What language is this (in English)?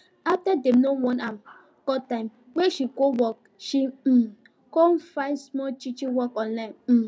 Nigerian Pidgin